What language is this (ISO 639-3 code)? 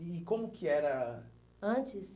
por